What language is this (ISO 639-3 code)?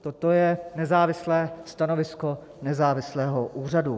ces